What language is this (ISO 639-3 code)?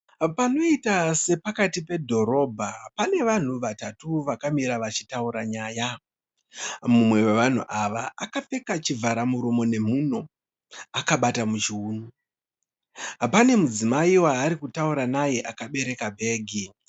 sna